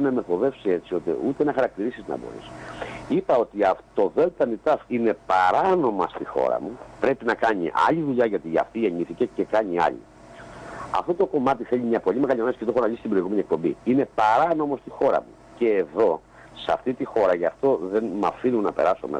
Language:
Greek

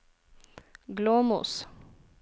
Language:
Norwegian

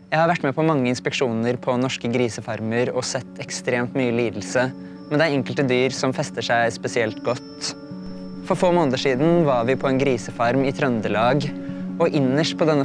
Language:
Norwegian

